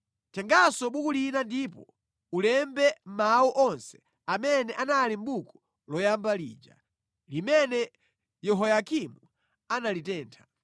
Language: Nyanja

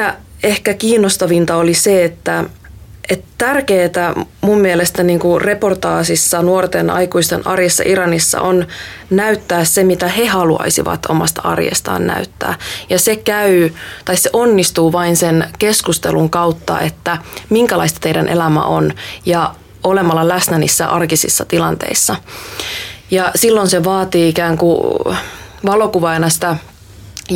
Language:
Finnish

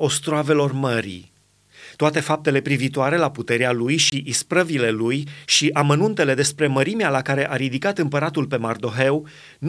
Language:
Romanian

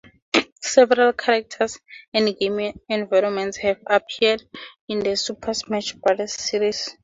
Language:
English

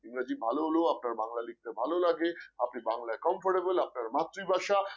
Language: Bangla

